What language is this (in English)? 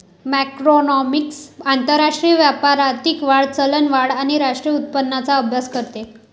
Marathi